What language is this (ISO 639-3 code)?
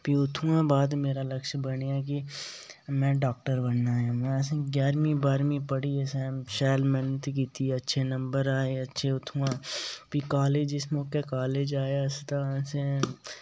doi